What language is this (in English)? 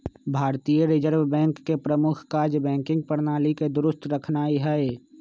Magahi